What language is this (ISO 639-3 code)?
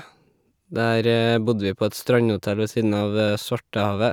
nor